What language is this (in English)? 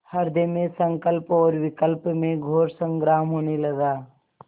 Hindi